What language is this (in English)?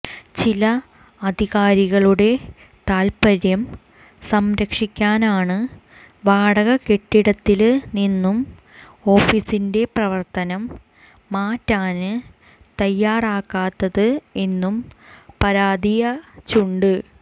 Malayalam